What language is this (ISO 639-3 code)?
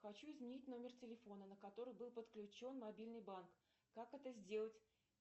rus